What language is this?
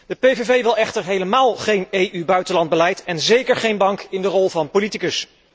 Dutch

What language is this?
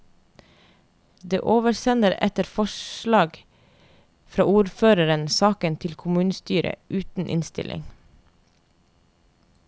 Norwegian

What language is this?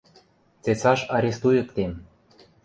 Western Mari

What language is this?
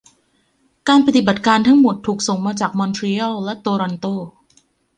Thai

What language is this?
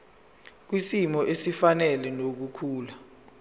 Zulu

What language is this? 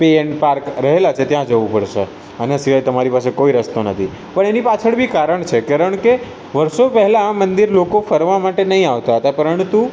Gujarati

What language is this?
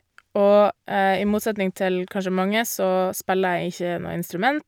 Norwegian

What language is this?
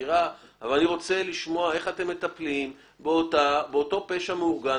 Hebrew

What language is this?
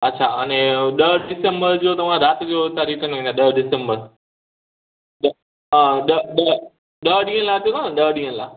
Sindhi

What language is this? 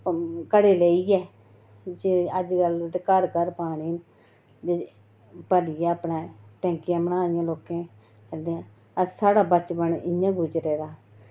Dogri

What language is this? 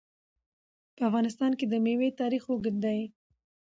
Pashto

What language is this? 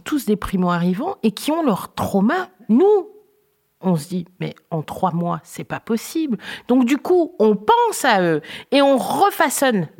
French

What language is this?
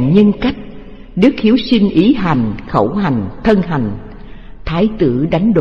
Vietnamese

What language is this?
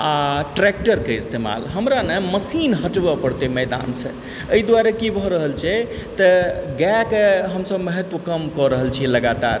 Maithili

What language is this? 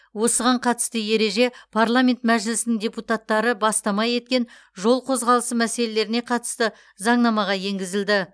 Kazakh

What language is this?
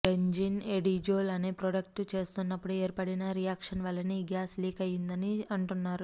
Telugu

